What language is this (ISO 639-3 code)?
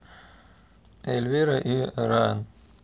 rus